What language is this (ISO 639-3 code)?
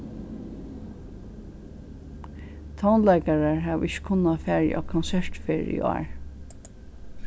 fao